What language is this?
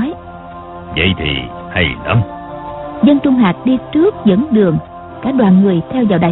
Vietnamese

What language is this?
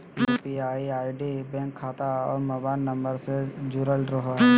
Magahi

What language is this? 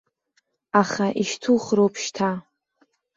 Abkhazian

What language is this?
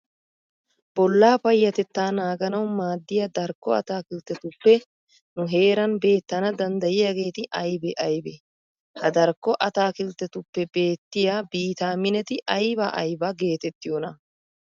Wolaytta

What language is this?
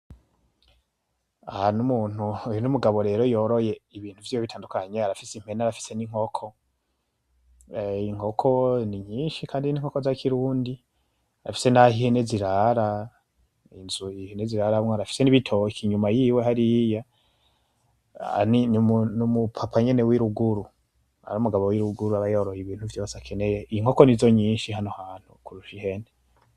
Rundi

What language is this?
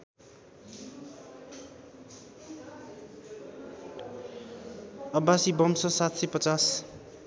Nepali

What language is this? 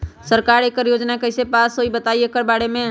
Magahi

